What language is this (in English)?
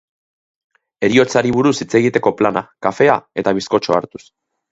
Basque